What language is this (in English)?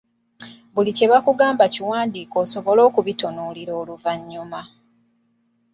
Ganda